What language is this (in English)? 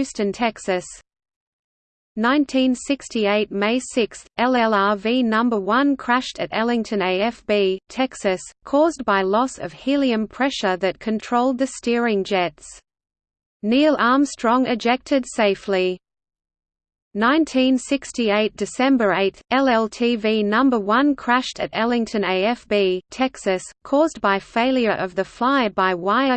English